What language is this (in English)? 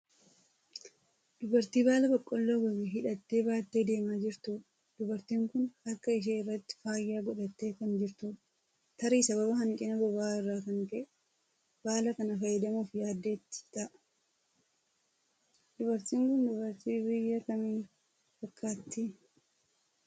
Oromo